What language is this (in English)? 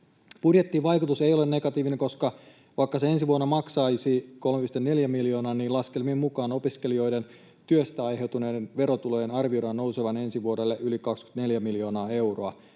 Finnish